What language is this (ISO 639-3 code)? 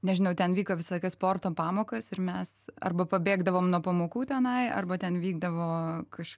lit